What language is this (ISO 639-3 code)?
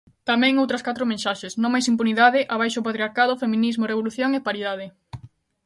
glg